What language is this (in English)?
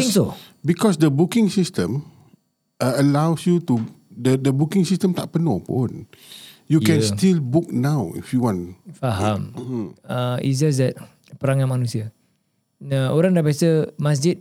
Malay